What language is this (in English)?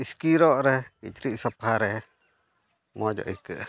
Santali